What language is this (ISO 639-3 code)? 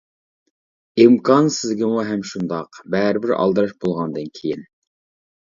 uig